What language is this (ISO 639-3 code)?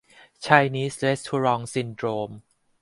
tha